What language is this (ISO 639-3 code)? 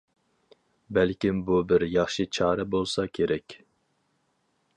uig